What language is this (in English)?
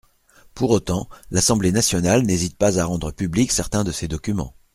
French